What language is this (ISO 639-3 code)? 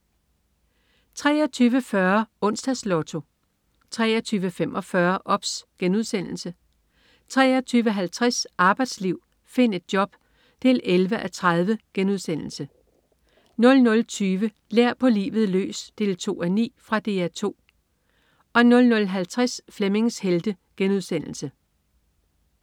dan